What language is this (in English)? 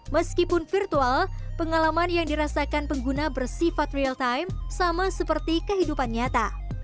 Indonesian